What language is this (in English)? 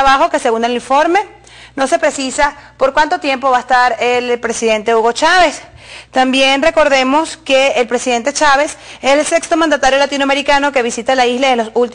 Spanish